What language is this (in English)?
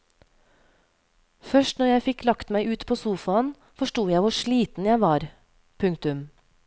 Norwegian